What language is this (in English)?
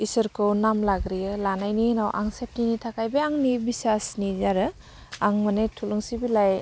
Bodo